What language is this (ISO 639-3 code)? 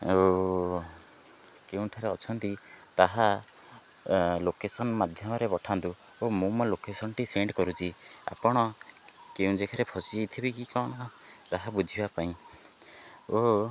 ori